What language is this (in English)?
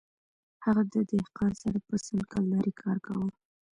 Pashto